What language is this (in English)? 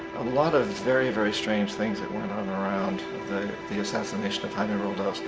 English